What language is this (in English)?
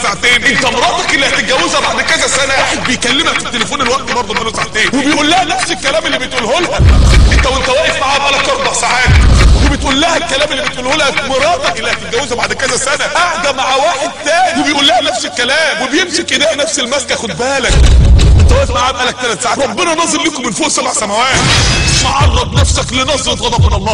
Arabic